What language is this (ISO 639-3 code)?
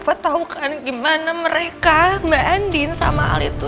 ind